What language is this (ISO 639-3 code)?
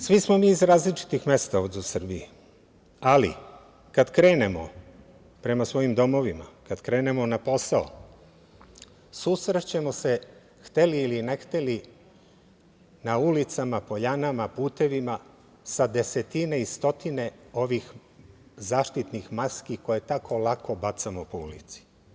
srp